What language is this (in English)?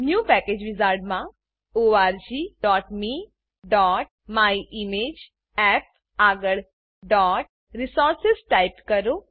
Gujarati